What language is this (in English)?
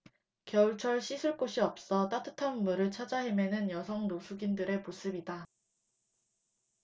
Korean